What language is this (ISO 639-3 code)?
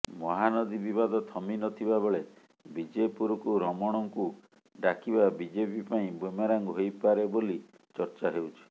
ori